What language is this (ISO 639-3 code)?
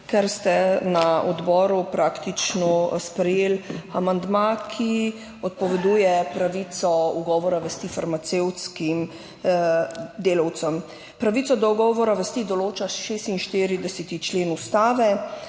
slv